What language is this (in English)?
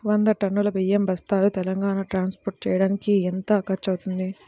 Telugu